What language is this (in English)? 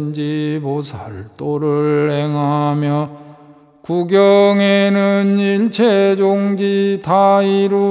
Korean